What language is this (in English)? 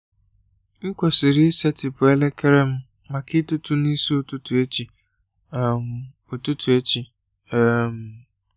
Igbo